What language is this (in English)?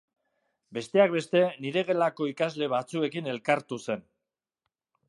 Basque